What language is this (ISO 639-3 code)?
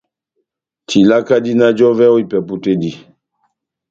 bnm